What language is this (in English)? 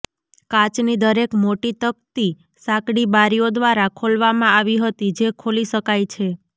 Gujarati